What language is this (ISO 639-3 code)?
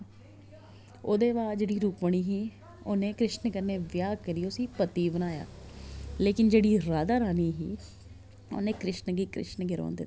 doi